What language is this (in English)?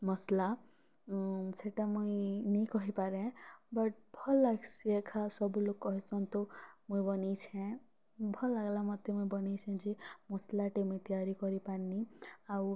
Odia